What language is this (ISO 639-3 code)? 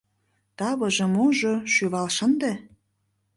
chm